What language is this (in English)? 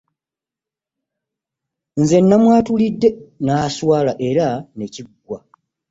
Ganda